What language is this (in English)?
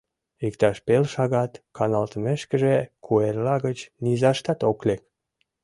Mari